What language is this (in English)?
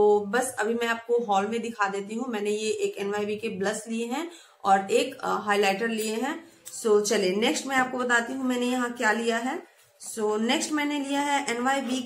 Hindi